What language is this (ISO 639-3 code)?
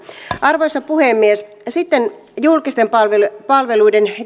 fin